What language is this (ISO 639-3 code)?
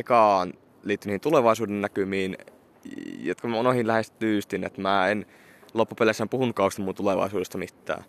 fin